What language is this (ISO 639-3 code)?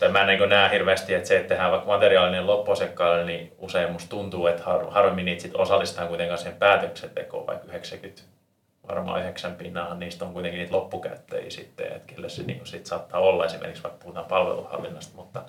fin